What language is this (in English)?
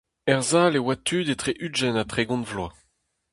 Breton